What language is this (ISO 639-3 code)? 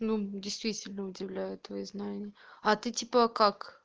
rus